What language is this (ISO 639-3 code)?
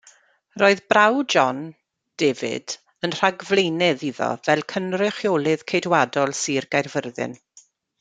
cym